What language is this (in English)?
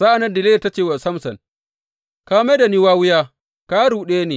Hausa